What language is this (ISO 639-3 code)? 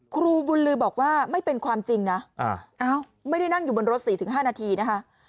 tha